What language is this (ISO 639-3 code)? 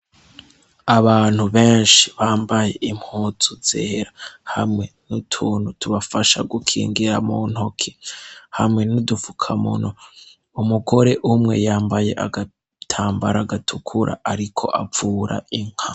run